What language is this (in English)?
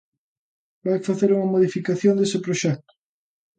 Galician